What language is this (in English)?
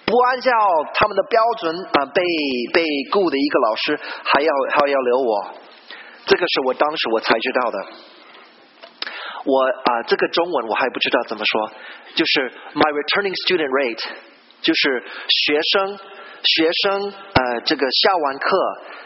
Chinese